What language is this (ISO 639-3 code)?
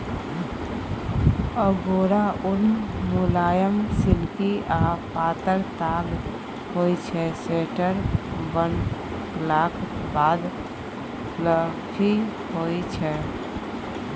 mai